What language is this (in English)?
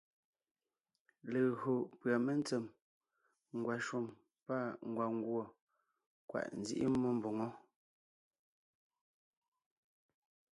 Ngiemboon